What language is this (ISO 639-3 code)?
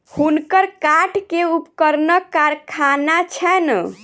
mai